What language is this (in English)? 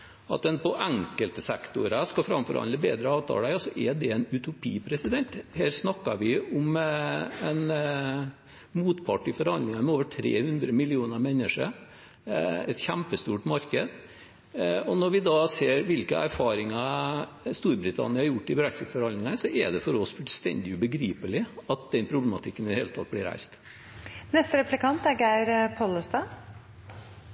Norwegian